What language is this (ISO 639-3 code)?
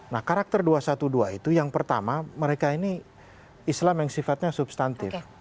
ind